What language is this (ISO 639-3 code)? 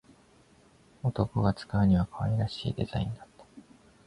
jpn